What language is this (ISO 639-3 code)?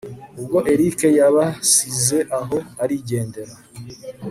kin